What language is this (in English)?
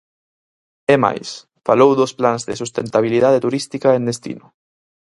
Galician